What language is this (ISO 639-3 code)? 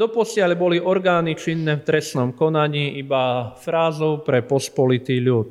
slk